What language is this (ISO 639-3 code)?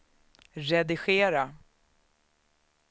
swe